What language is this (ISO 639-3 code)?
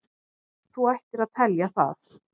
isl